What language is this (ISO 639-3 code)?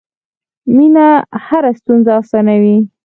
pus